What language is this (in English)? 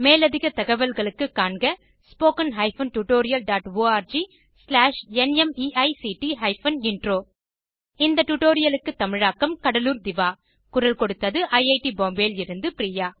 Tamil